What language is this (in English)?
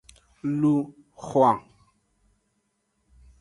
Aja (Benin)